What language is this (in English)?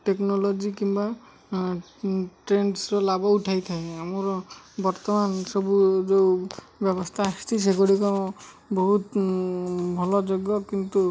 Odia